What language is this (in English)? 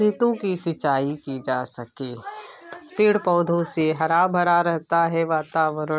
Hindi